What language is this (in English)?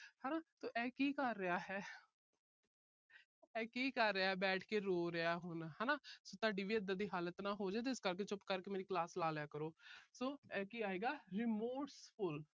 Punjabi